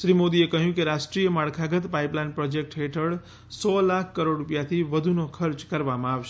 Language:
Gujarati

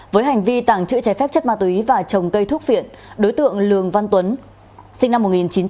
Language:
Vietnamese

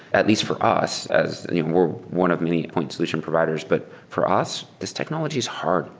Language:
English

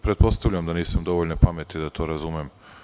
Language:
Serbian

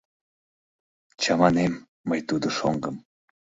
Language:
Mari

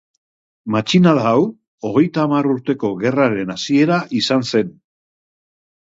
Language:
Basque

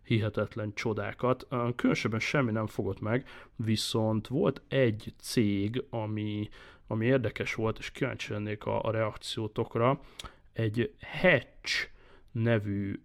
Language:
Hungarian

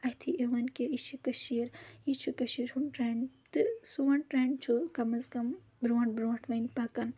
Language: Kashmiri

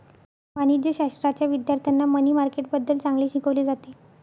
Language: Marathi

